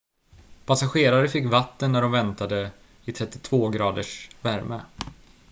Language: Swedish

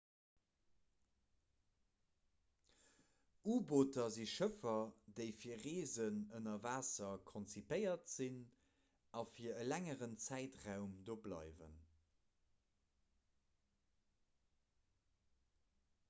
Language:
Luxembourgish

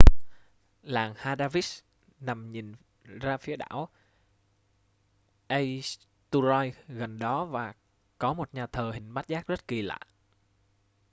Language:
Vietnamese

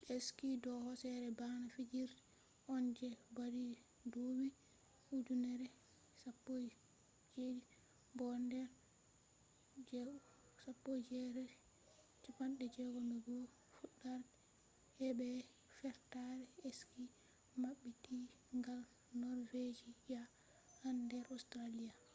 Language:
Fula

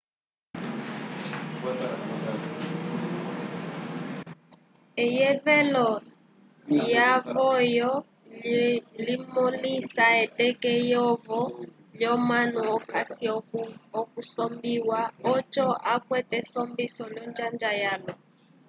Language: Umbundu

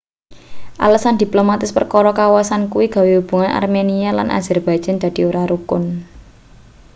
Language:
Javanese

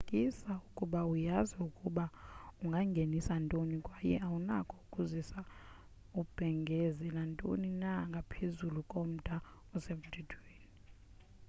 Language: Xhosa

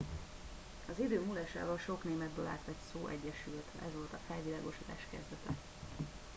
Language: Hungarian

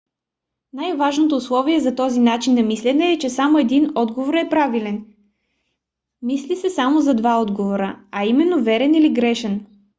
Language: Bulgarian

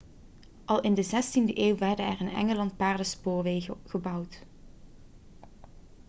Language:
Dutch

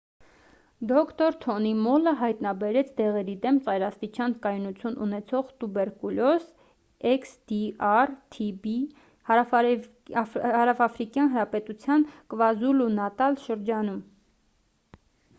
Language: Armenian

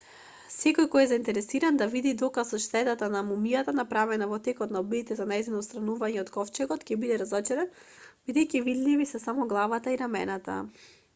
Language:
Macedonian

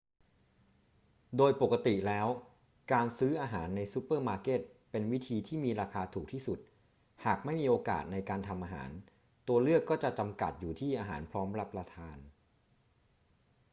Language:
Thai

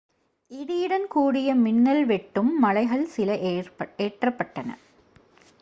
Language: Tamil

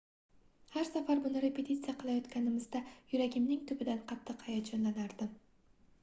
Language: Uzbek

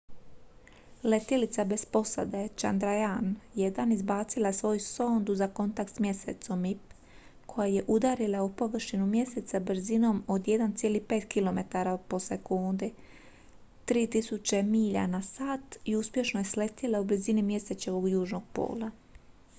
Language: Croatian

